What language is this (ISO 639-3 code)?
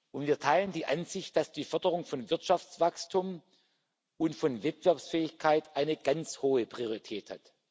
deu